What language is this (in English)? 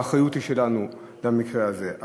Hebrew